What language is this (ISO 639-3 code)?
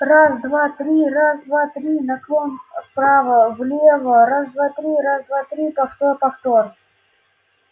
rus